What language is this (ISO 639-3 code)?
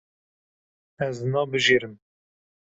kur